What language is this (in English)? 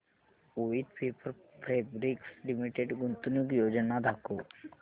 Marathi